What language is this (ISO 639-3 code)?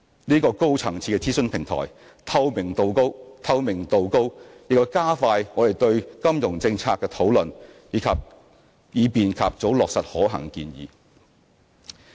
yue